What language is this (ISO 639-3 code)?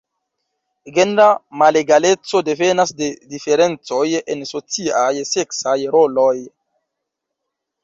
epo